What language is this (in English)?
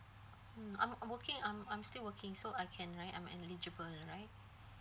English